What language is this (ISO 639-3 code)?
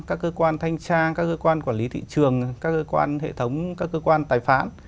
vie